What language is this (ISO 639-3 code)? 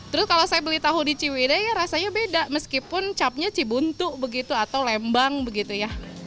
ind